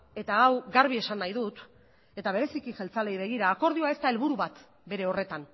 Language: Basque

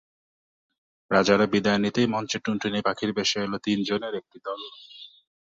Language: Bangla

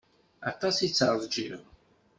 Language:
Kabyle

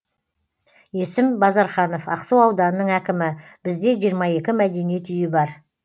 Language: Kazakh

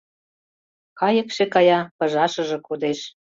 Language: Mari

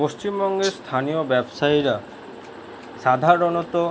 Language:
Bangla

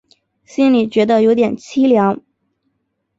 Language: Chinese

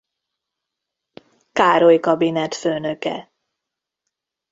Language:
Hungarian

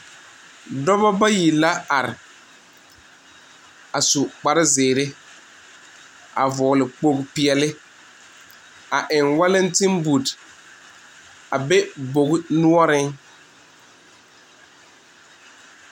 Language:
Southern Dagaare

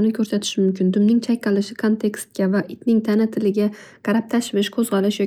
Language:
Uzbek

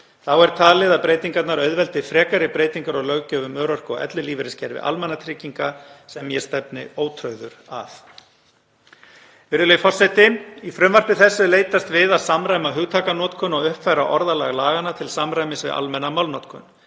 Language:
Icelandic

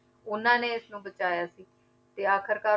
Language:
Punjabi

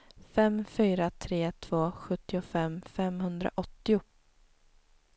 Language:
Swedish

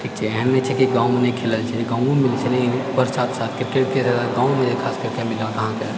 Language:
Maithili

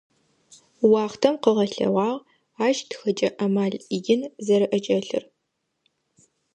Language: Adyghe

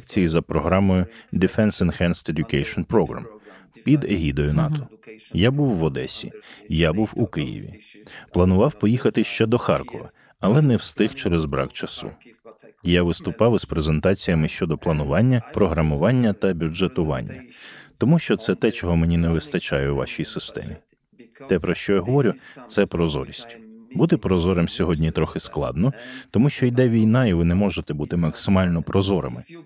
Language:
Ukrainian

